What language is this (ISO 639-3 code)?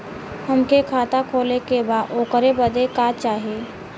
bho